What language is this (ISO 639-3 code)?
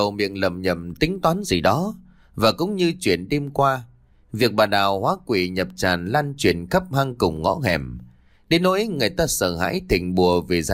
vie